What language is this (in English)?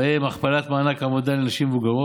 Hebrew